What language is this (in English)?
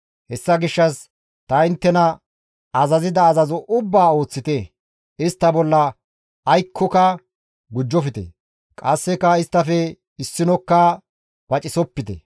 Gamo